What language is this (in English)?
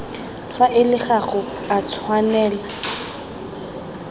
Tswana